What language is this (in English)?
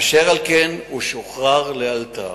Hebrew